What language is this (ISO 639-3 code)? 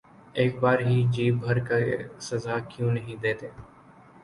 urd